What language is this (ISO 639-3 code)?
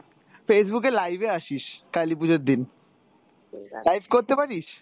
ben